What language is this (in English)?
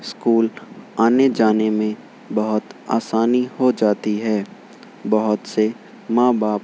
Urdu